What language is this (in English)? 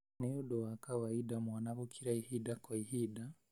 Kikuyu